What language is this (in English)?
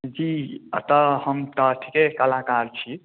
Maithili